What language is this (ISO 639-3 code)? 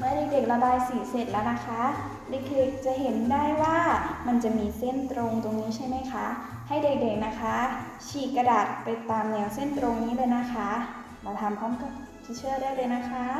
tha